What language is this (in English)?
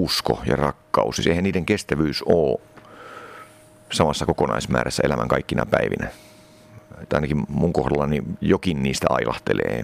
Finnish